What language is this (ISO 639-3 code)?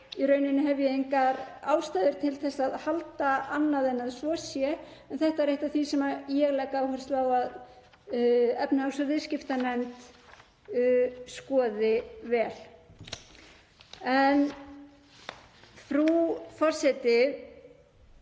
isl